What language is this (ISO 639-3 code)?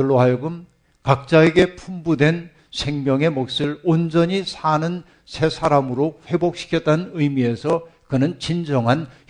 kor